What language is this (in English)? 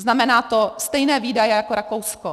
Czech